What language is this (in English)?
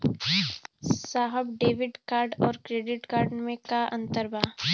Bhojpuri